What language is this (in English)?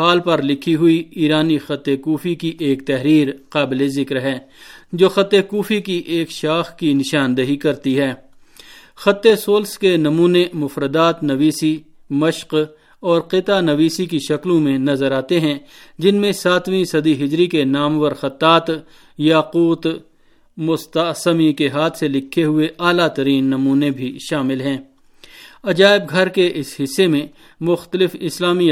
Urdu